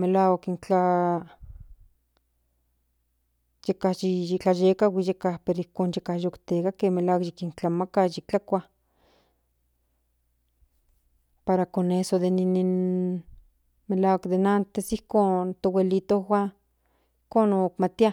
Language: Central Nahuatl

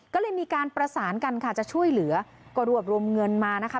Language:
Thai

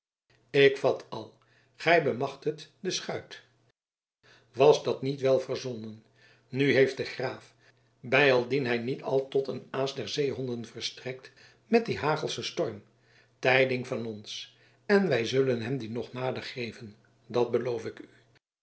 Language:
Dutch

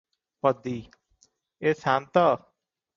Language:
Odia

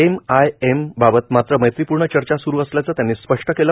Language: Marathi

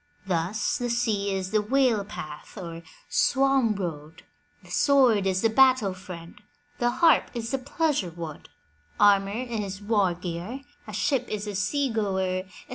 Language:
English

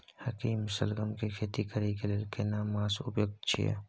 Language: Maithili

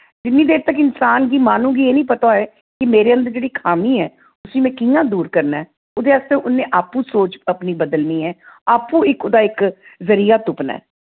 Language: Dogri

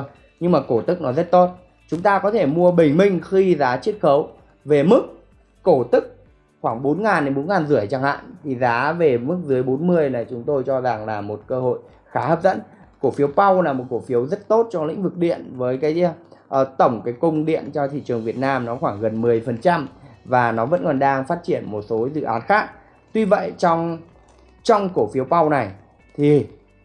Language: Vietnamese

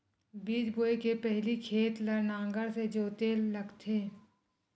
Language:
Chhattisgarhi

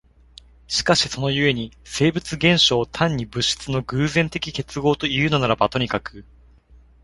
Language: Japanese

